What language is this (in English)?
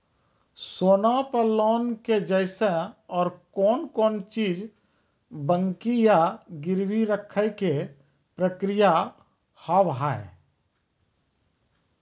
Maithili